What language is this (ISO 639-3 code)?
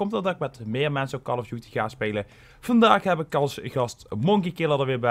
nld